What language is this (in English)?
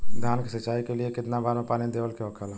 Bhojpuri